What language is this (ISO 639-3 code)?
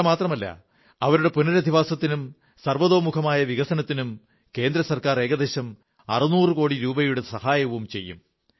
mal